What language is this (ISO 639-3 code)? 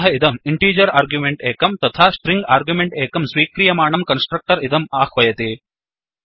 san